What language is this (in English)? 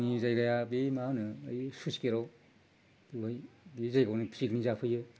Bodo